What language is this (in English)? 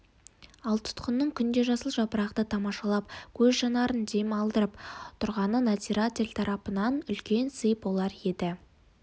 Kazakh